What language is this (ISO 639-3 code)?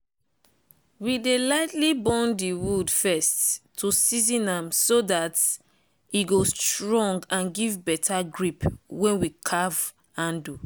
pcm